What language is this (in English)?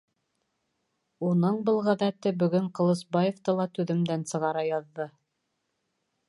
Bashkir